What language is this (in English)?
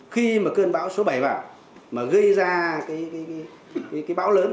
Vietnamese